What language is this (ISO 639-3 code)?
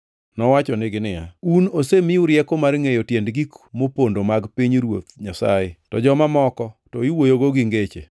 luo